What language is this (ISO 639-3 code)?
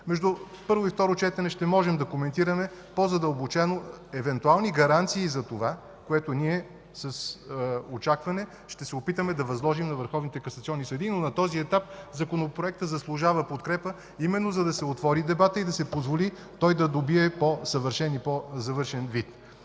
bul